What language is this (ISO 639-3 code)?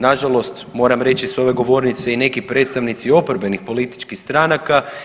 hrv